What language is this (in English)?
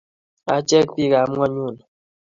Kalenjin